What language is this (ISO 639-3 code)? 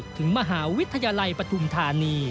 tha